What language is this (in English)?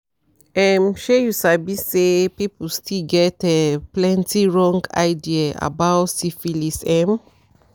Nigerian Pidgin